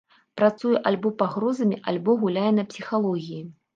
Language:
Belarusian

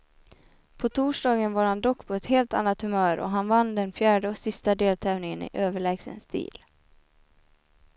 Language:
Swedish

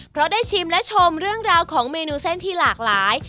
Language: Thai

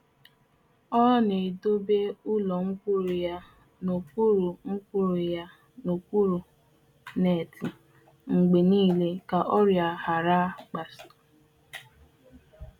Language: Igbo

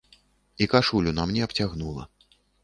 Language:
Belarusian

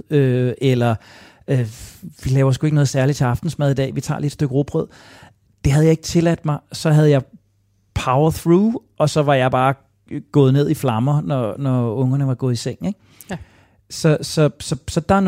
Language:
Danish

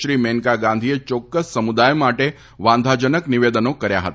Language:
Gujarati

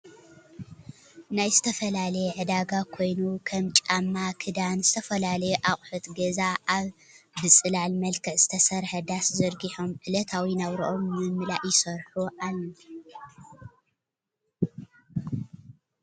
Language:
Tigrinya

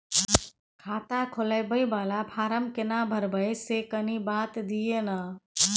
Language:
Maithili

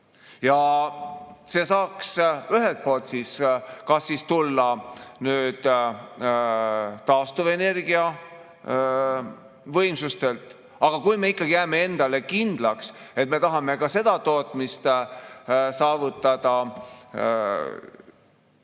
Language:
Estonian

